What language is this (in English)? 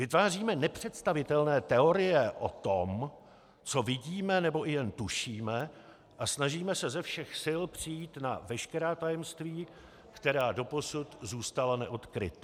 Czech